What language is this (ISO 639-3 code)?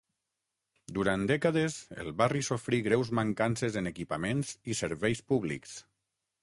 cat